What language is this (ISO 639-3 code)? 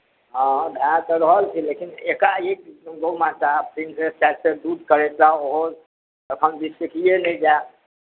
mai